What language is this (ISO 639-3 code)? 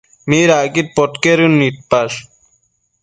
mcf